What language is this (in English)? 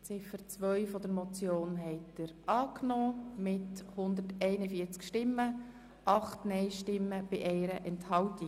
Swiss German